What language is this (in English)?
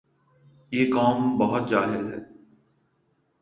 Urdu